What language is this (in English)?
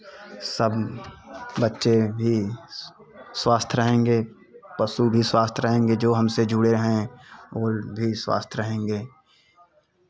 Hindi